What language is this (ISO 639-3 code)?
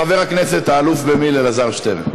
heb